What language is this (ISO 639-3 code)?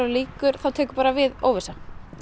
isl